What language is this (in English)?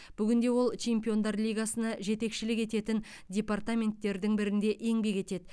Kazakh